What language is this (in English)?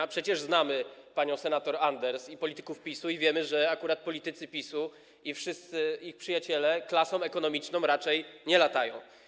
Polish